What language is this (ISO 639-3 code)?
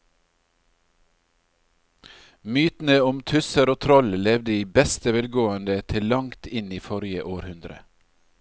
nor